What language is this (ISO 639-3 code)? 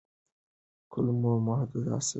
pus